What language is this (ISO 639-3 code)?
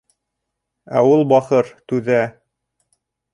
bak